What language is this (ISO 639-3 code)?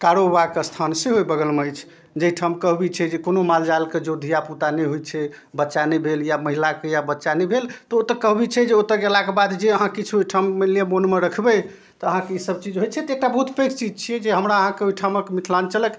mai